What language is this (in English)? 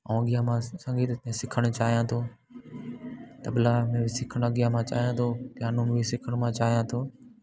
Sindhi